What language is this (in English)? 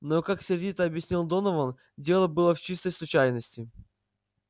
Russian